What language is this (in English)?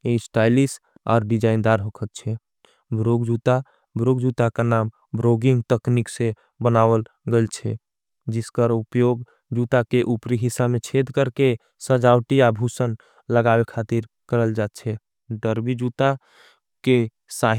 Angika